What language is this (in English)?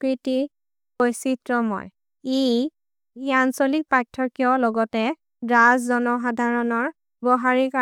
Maria (India)